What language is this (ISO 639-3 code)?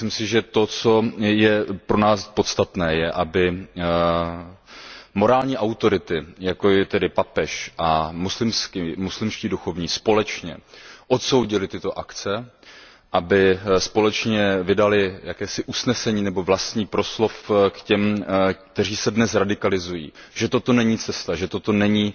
ces